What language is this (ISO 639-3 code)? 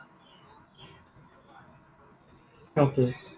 asm